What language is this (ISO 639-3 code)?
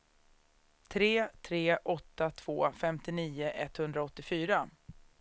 swe